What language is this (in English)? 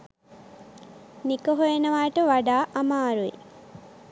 Sinhala